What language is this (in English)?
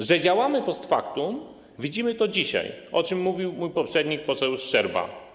Polish